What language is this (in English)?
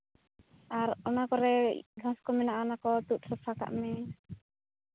Santali